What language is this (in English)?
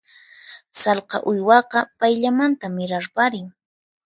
Puno Quechua